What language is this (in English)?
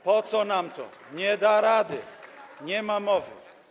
Polish